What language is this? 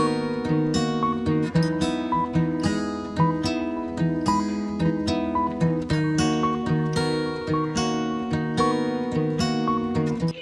Spanish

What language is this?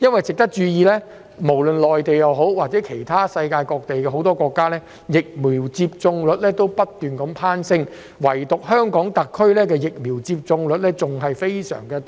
Cantonese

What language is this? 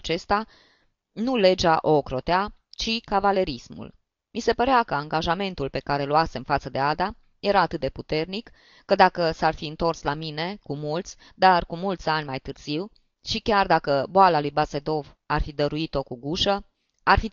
Romanian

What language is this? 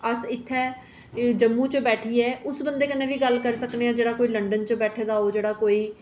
Dogri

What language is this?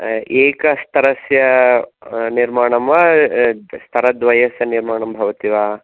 Sanskrit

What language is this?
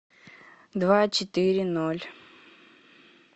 Russian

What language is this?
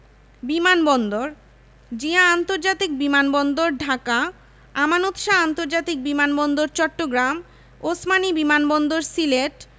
Bangla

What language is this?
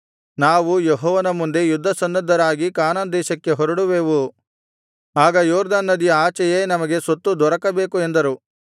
Kannada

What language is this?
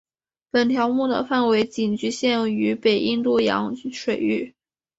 Chinese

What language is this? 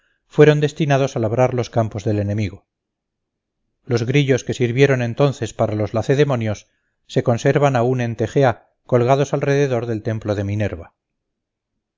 Spanish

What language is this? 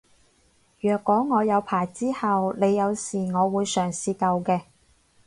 Cantonese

